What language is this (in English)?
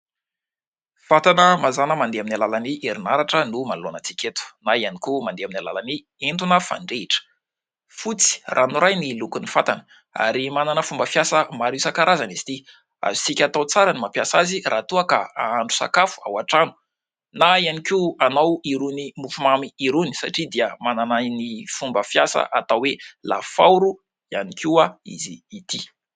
Malagasy